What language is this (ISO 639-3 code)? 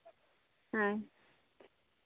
sat